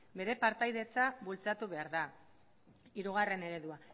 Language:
Basque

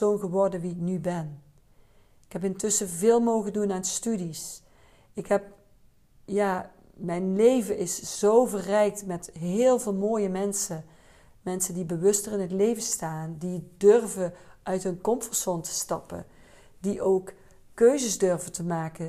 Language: Dutch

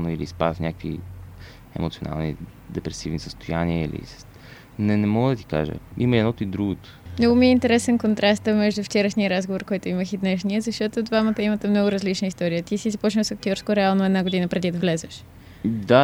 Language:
Bulgarian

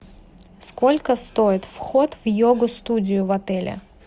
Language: Russian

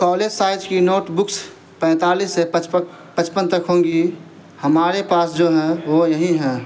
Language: Urdu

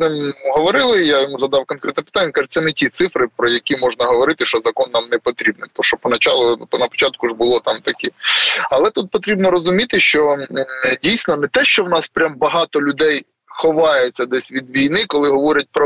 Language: Ukrainian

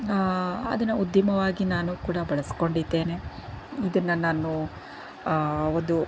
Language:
Kannada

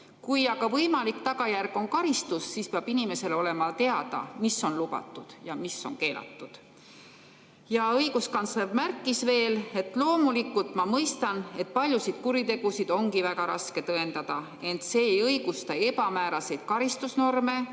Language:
Estonian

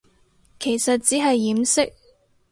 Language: Cantonese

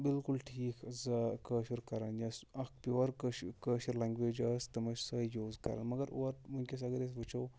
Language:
Kashmiri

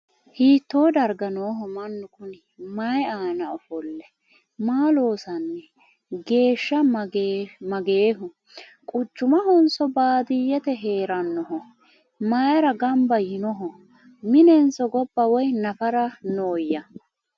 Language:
Sidamo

